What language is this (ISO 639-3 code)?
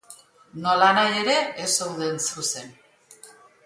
eus